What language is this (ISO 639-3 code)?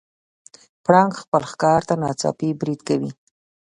pus